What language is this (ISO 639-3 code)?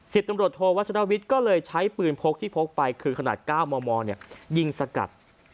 tha